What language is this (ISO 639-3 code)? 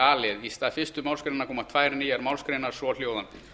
isl